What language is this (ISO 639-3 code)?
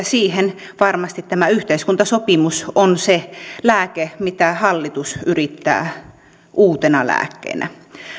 fin